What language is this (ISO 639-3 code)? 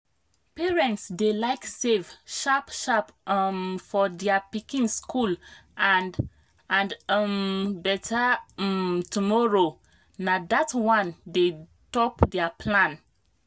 pcm